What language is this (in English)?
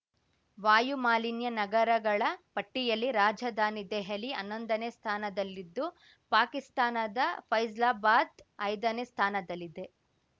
Kannada